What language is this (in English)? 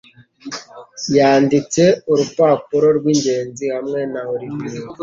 Kinyarwanda